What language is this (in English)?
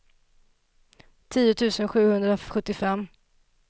Swedish